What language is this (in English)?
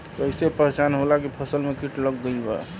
Bhojpuri